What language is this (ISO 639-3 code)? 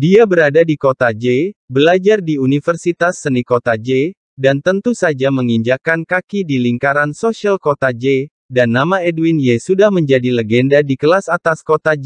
ind